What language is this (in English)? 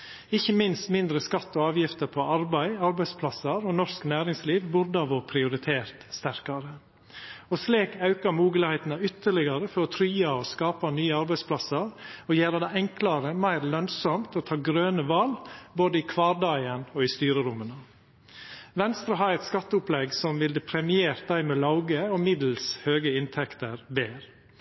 Norwegian Nynorsk